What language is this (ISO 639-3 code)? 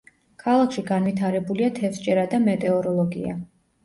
kat